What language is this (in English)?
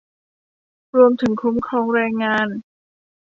Thai